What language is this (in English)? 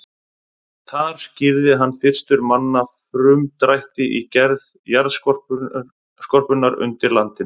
Icelandic